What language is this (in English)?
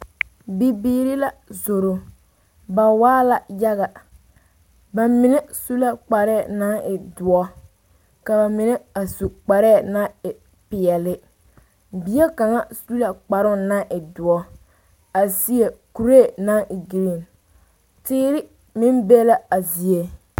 Southern Dagaare